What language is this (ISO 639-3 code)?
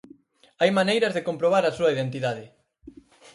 glg